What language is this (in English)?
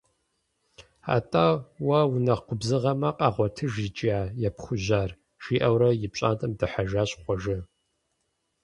Kabardian